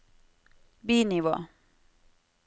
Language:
Norwegian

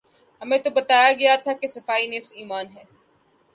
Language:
Urdu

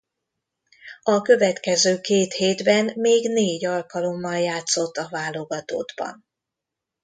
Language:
Hungarian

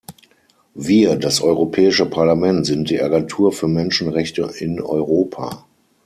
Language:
German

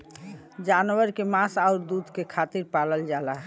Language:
Bhojpuri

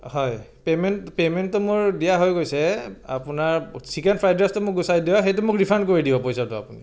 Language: Assamese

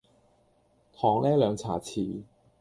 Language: Cantonese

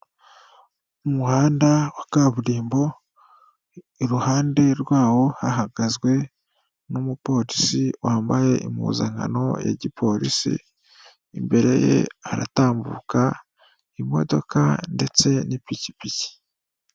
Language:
Kinyarwanda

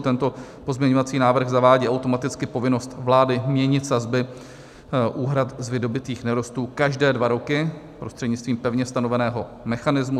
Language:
Czech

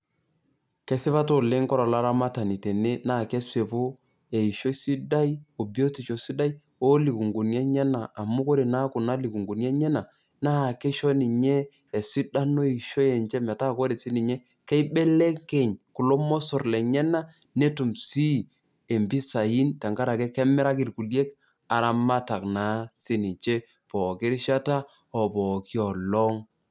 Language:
Masai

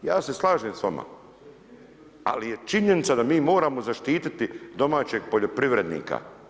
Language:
Croatian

